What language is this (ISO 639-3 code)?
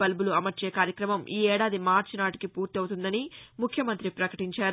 tel